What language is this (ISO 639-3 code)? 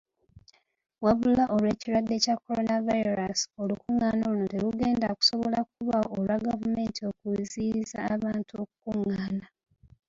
lug